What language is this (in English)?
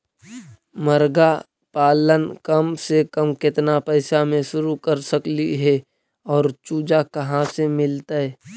Magahi